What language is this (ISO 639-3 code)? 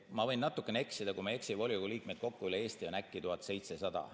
est